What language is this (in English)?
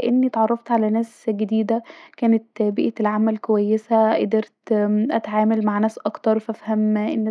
Egyptian Arabic